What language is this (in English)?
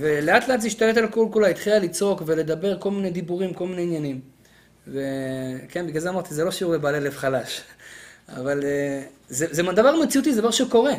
Hebrew